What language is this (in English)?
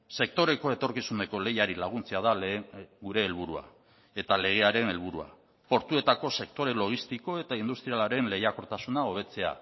Basque